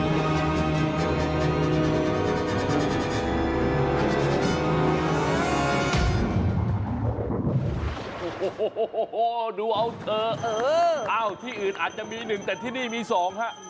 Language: Thai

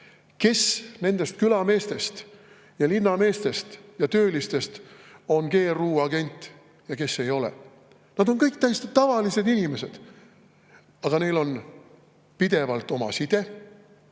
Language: Estonian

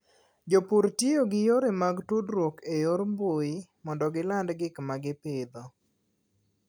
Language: Luo (Kenya and Tanzania)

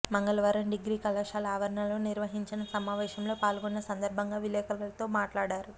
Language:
Telugu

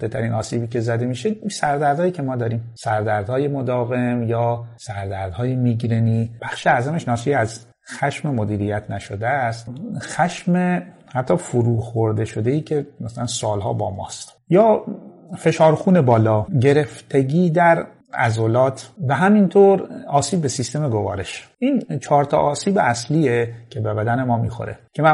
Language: Persian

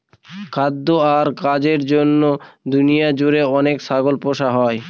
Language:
Bangla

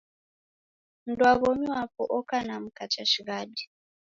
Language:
Taita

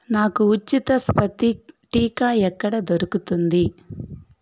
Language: Telugu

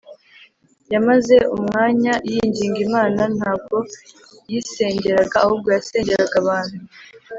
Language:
Kinyarwanda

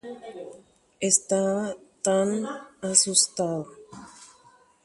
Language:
Guarani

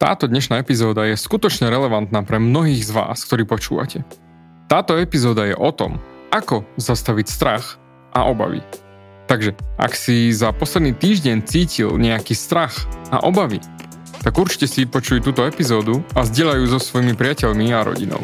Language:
Slovak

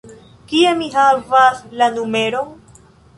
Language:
Esperanto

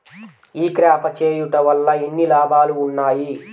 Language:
Telugu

